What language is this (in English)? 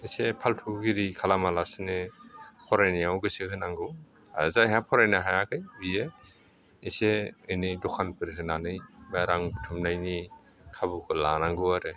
Bodo